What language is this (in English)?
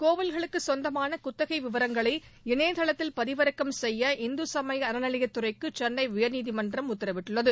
Tamil